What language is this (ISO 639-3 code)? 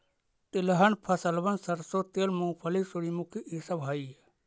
mag